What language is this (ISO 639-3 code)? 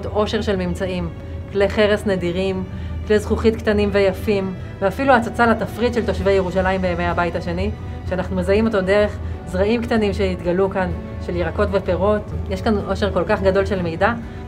heb